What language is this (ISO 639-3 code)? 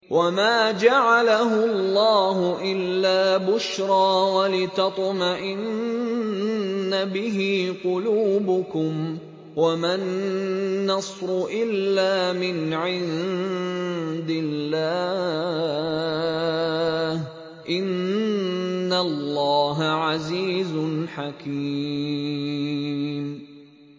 ara